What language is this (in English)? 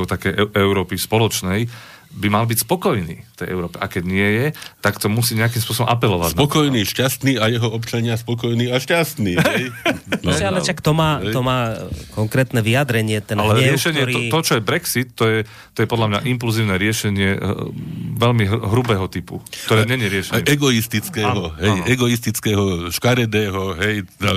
Slovak